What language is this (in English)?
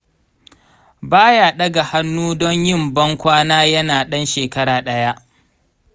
Hausa